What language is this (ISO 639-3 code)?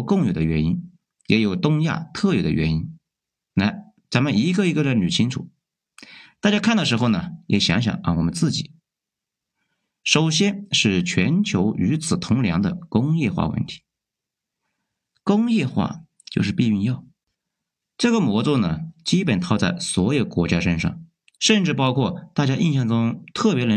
zho